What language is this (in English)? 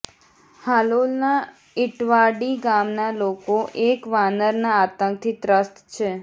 Gujarati